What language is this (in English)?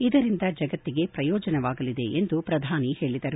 Kannada